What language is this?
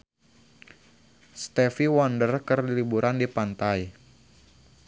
Sundanese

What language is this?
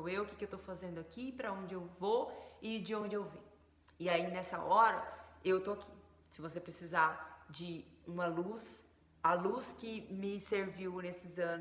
Portuguese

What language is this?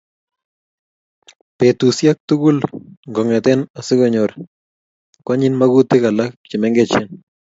Kalenjin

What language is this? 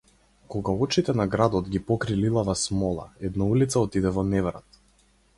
Macedonian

